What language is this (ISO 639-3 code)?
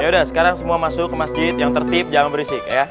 ind